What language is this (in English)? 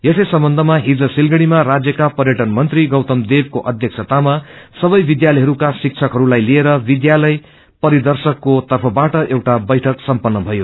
Nepali